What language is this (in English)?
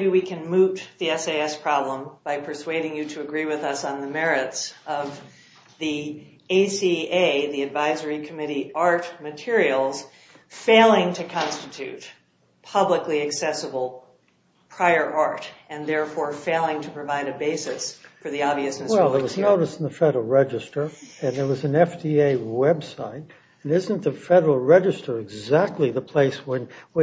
English